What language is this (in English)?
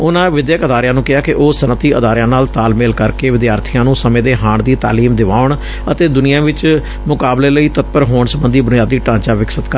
Punjabi